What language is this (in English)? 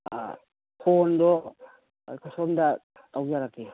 Manipuri